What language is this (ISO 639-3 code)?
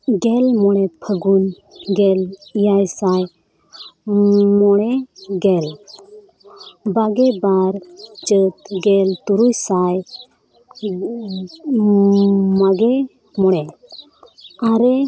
sat